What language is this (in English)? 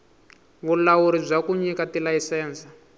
Tsonga